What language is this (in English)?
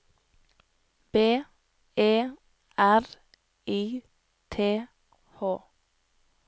Norwegian